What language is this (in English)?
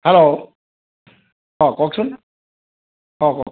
Assamese